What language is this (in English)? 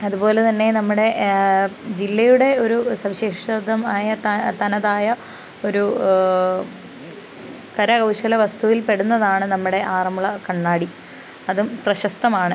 Malayalam